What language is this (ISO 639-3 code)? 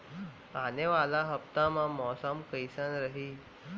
hne